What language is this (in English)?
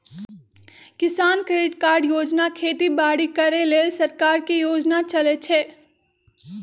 Magahi